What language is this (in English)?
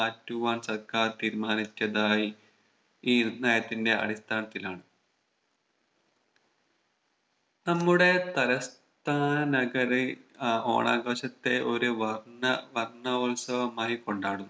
Malayalam